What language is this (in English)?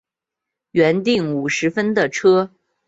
Chinese